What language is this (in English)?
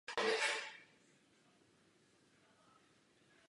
Czech